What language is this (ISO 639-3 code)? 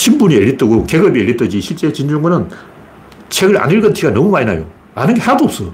kor